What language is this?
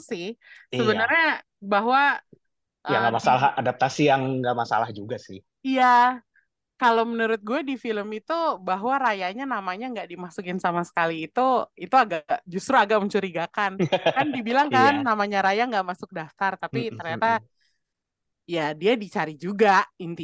Indonesian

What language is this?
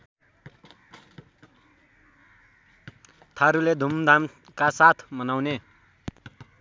Nepali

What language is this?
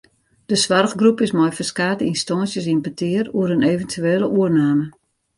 Western Frisian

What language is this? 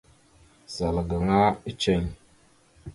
Mada (Cameroon)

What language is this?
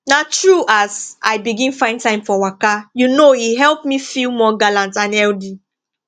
Nigerian Pidgin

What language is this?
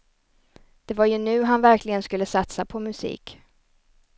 Swedish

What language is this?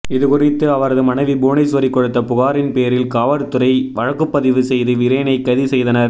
Tamil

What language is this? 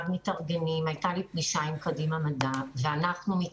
Hebrew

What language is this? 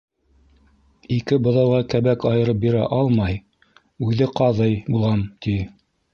Bashkir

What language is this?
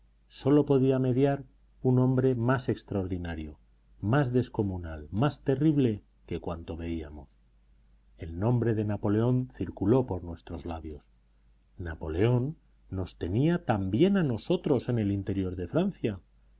Spanish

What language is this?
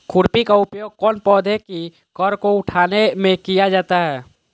Magahi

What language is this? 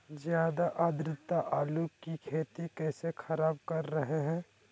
Magahi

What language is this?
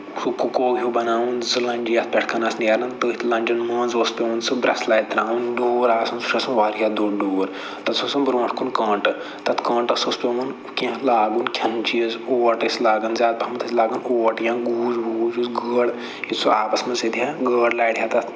Kashmiri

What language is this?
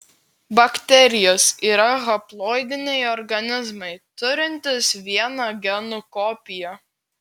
Lithuanian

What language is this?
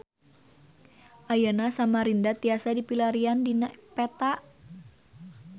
Sundanese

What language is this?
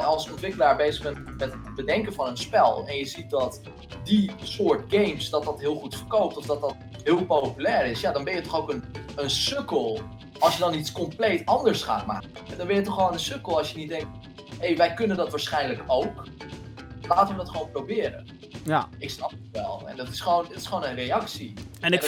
Dutch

